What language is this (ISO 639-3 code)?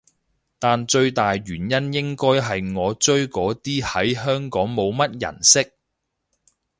yue